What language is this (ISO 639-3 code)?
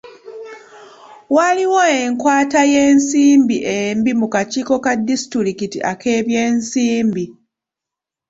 lug